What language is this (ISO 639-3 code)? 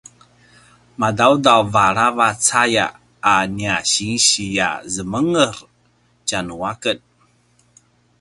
pwn